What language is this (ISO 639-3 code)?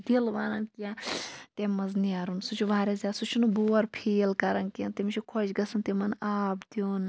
kas